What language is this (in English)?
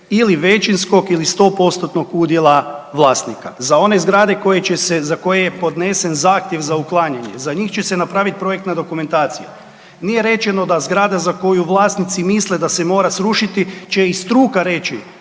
Croatian